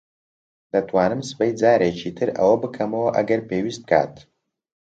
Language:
Central Kurdish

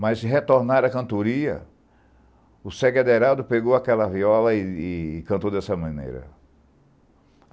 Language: Portuguese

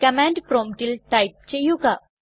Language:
Malayalam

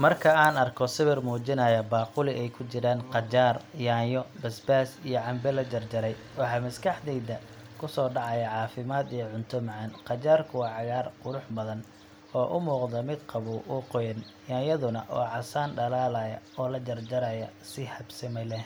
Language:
Somali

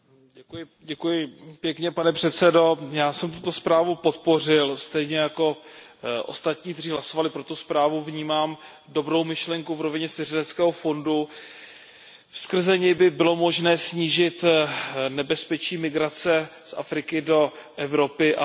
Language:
Czech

